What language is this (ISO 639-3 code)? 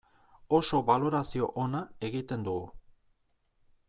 eus